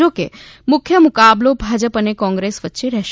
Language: Gujarati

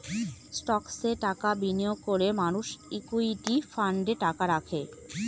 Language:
Bangla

